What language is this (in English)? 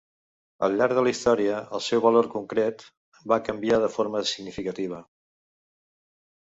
Catalan